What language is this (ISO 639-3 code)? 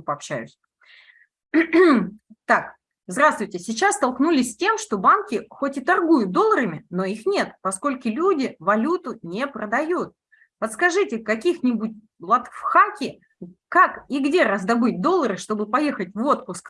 rus